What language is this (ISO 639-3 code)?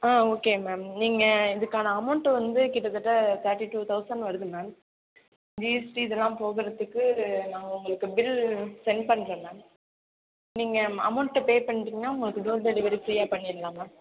tam